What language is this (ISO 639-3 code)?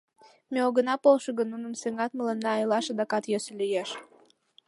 chm